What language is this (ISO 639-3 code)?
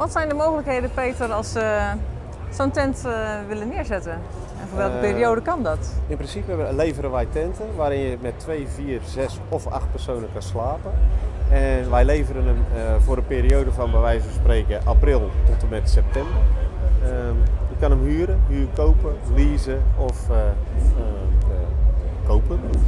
nld